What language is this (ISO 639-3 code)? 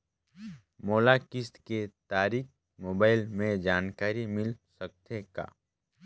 hne